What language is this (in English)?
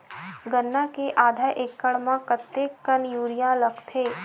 Chhattisgarhi